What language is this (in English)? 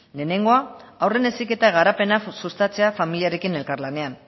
Basque